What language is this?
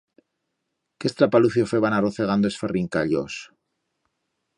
Aragonese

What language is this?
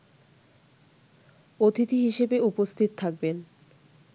Bangla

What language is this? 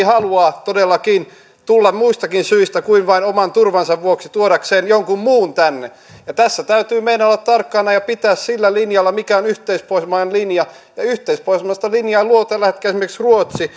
Finnish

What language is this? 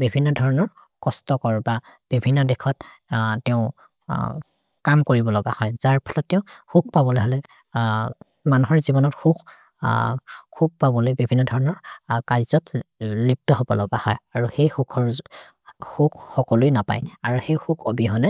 Maria (India)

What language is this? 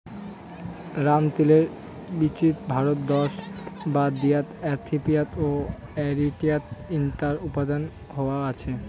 Bangla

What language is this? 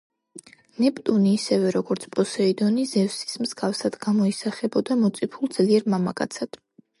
Georgian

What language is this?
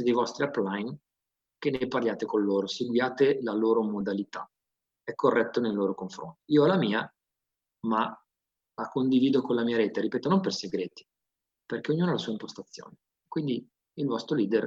Italian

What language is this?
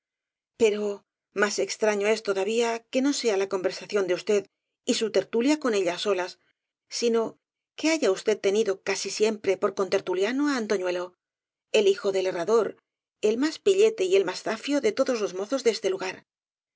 Spanish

